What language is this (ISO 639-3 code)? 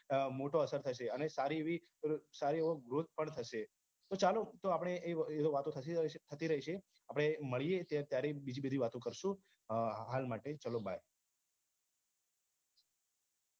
guj